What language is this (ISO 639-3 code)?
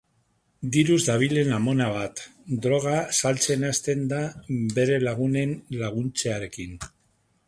eus